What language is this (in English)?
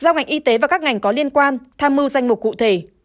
Vietnamese